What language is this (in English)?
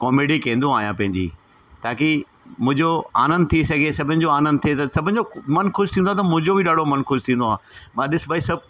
Sindhi